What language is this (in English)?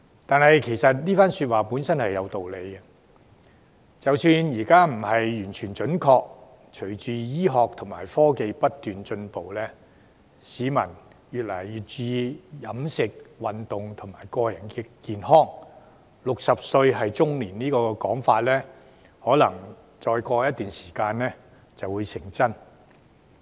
Cantonese